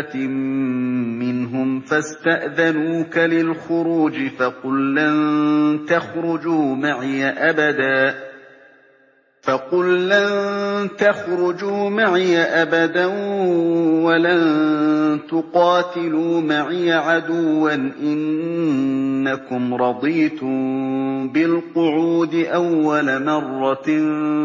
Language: Arabic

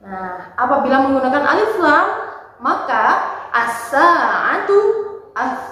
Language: Indonesian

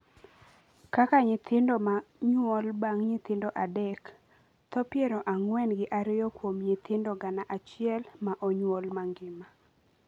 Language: Luo (Kenya and Tanzania)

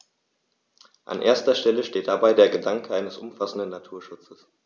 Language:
German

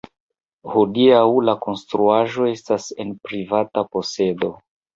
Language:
Esperanto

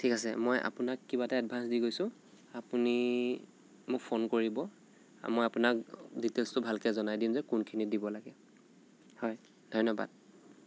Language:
Assamese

